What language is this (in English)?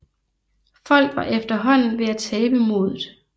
Danish